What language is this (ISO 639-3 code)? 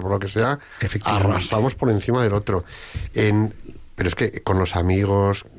spa